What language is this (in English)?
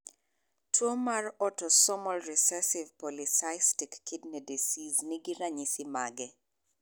Luo (Kenya and Tanzania)